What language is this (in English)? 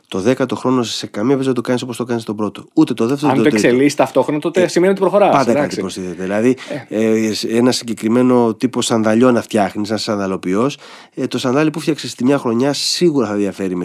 Greek